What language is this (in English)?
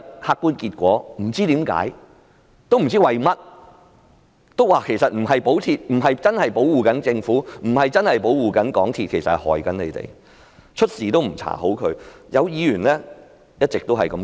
Cantonese